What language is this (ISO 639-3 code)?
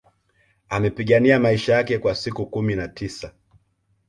swa